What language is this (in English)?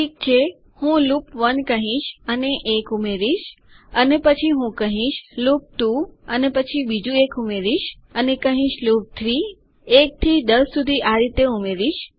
Gujarati